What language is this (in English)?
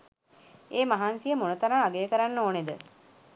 Sinhala